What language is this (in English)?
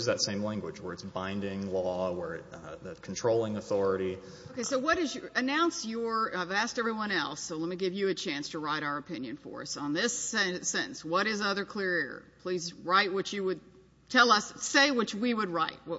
English